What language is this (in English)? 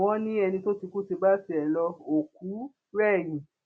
Yoruba